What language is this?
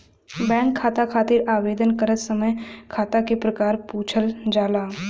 Bhojpuri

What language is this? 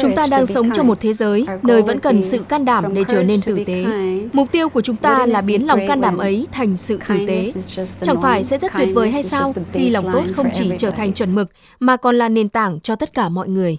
Vietnamese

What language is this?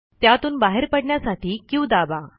Marathi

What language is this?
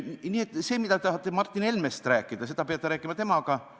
Estonian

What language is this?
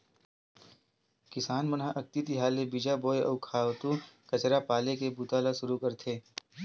Chhattisgarhi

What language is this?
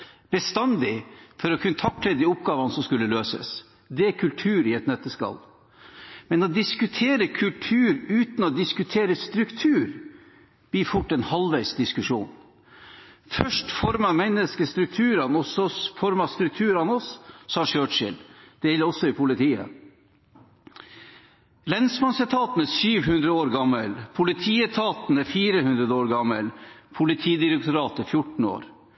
Norwegian Bokmål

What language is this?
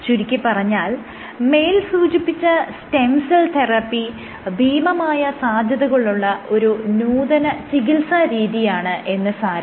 Malayalam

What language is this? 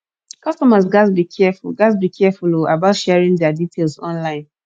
Nigerian Pidgin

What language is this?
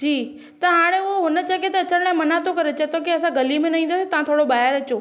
Sindhi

